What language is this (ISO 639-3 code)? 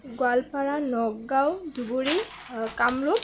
asm